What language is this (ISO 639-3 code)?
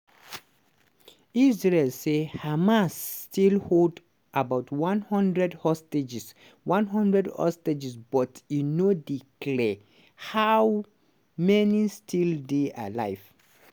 pcm